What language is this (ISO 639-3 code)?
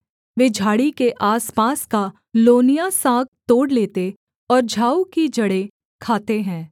hin